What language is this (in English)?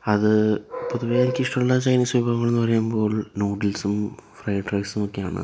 Malayalam